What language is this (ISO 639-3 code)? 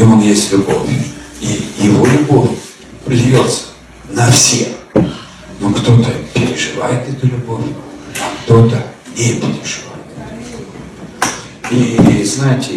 rus